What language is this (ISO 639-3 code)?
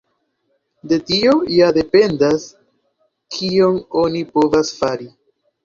epo